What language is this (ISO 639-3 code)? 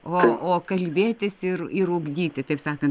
lit